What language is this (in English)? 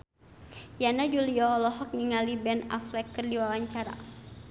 Sundanese